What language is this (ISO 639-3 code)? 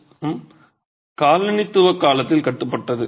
tam